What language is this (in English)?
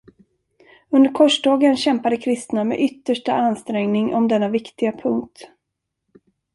Swedish